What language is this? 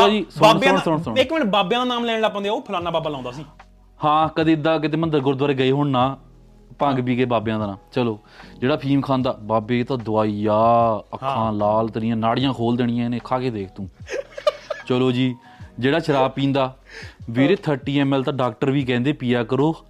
Punjabi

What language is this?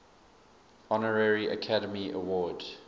English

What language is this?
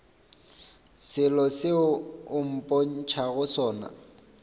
Northern Sotho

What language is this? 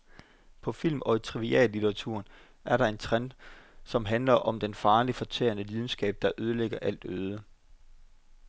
Danish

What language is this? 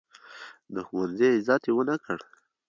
Pashto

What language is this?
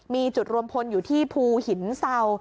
Thai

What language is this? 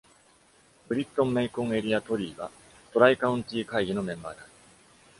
Japanese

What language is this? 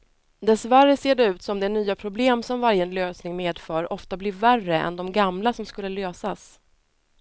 Swedish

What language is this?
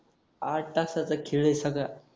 Marathi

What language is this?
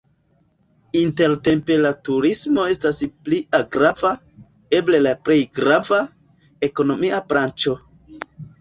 Esperanto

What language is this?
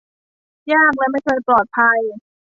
Thai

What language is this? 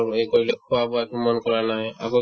Assamese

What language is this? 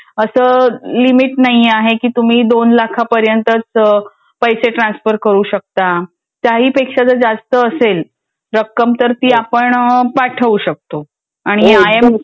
Marathi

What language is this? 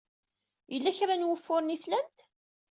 Kabyle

